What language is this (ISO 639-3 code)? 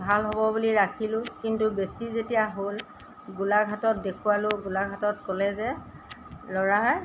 asm